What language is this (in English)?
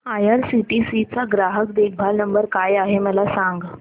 Marathi